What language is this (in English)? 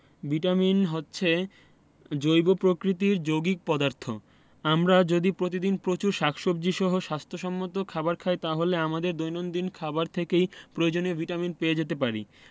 Bangla